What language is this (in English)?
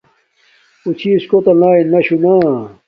Domaaki